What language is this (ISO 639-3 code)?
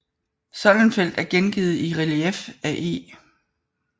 dan